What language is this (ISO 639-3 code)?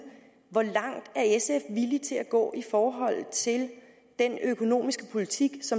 dan